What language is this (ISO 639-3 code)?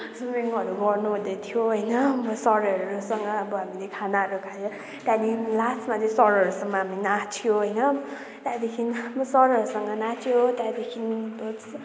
nep